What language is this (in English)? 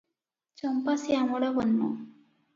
Odia